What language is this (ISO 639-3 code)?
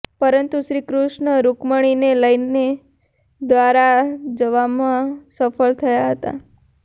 guj